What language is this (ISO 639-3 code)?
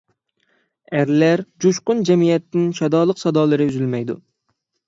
uig